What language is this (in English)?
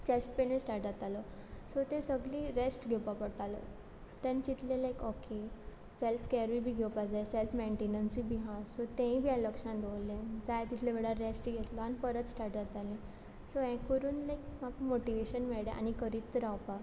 Konkani